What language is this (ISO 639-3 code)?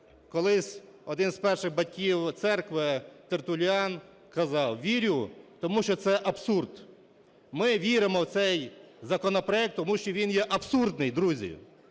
ukr